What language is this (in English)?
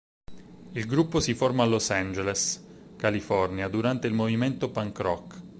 Italian